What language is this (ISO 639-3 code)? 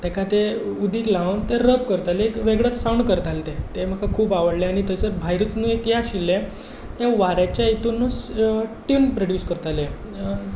kok